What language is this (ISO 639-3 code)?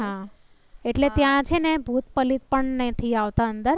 guj